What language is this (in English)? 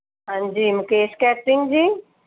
Punjabi